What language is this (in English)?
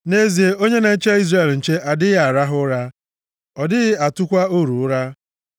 Igbo